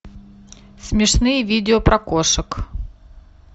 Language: Russian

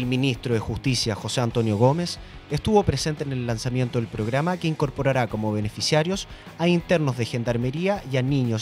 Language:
Spanish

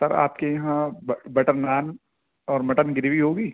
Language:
Urdu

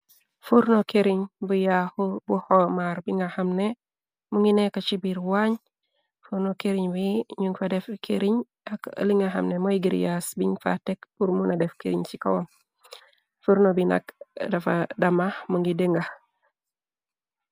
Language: Wolof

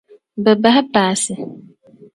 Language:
Dagbani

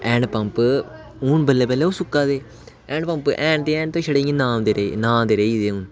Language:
Dogri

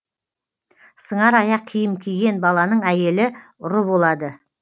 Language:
Kazakh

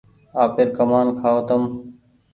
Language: Goaria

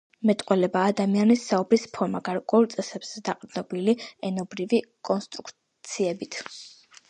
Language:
Georgian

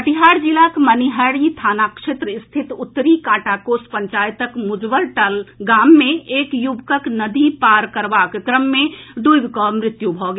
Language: Maithili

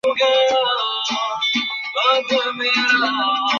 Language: Bangla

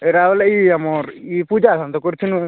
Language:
Odia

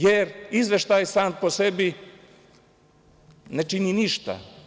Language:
Serbian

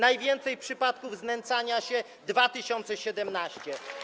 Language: Polish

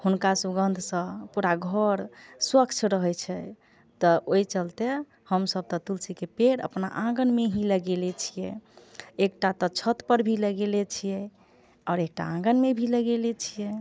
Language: Maithili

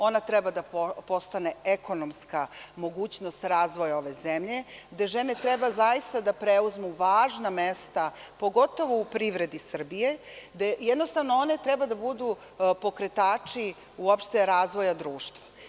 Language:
Serbian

